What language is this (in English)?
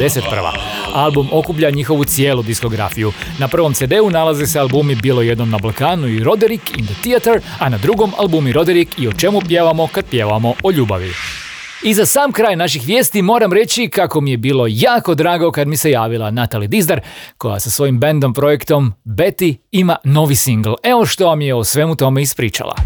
Croatian